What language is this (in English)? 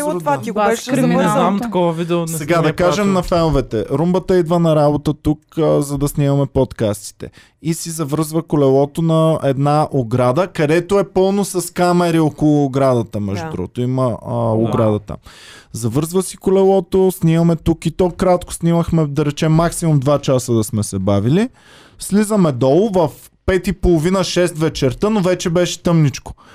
Bulgarian